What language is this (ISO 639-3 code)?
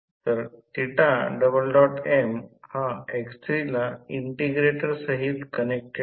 mar